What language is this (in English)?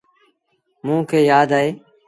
Sindhi Bhil